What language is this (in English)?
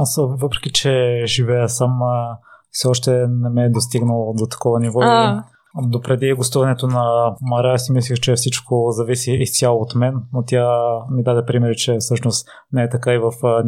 Bulgarian